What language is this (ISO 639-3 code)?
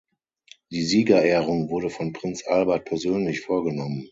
deu